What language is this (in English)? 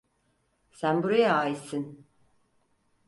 Turkish